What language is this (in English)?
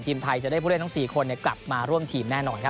Thai